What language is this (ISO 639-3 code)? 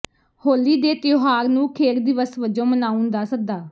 pan